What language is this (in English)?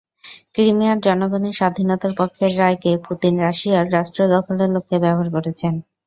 Bangla